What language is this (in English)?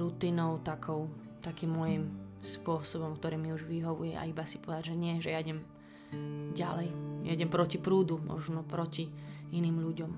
Slovak